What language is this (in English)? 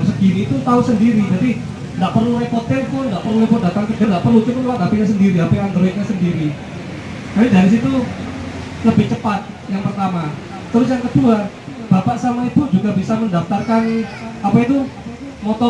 Indonesian